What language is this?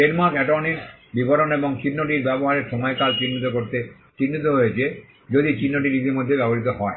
Bangla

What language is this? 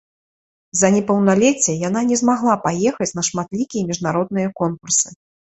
Belarusian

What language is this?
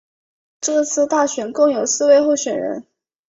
Chinese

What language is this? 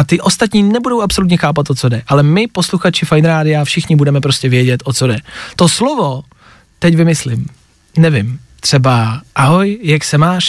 Czech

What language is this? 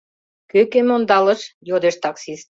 Mari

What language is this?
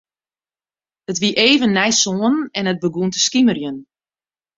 Western Frisian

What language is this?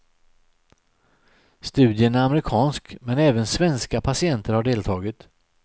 Swedish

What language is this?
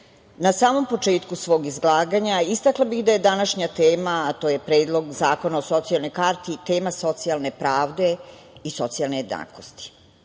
Serbian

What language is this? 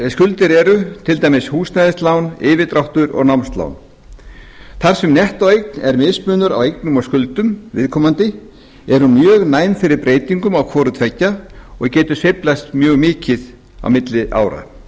Icelandic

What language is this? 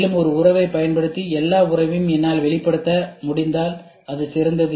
Tamil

